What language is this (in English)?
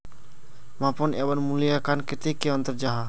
Magahi